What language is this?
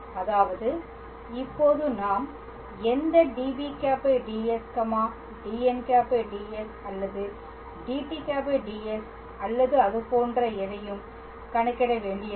Tamil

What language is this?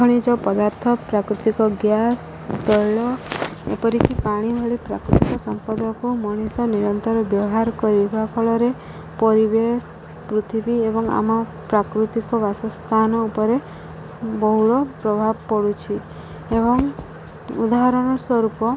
Odia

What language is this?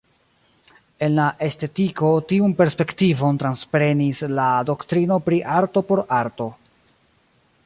Esperanto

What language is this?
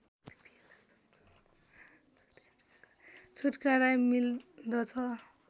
Nepali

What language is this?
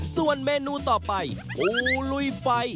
Thai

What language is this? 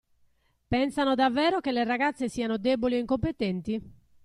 Italian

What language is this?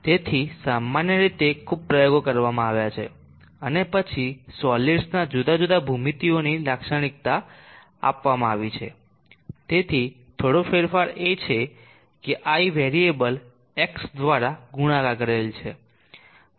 Gujarati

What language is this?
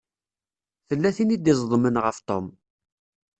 Kabyle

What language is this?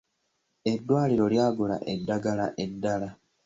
Ganda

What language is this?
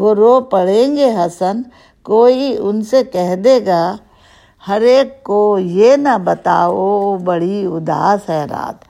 Urdu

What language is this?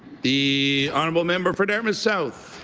English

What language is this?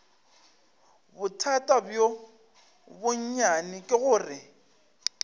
Northern Sotho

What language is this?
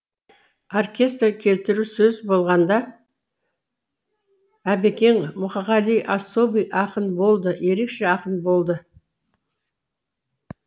Kazakh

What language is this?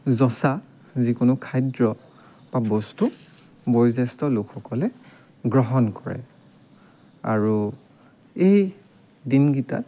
Assamese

